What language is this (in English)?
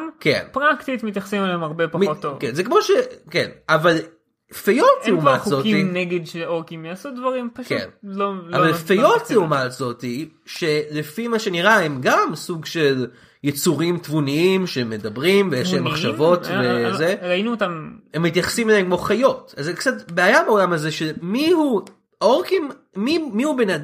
Hebrew